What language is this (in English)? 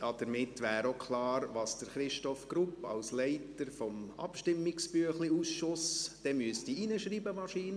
Swiss German